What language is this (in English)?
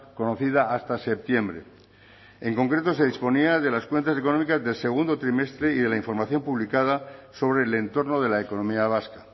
Spanish